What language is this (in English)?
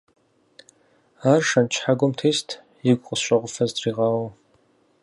Kabardian